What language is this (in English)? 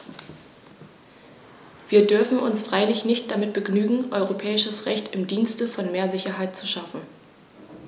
German